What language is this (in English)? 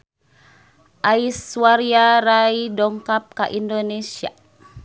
Sundanese